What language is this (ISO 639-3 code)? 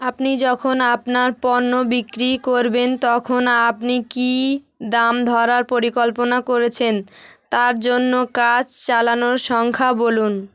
ben